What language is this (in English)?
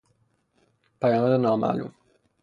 Persian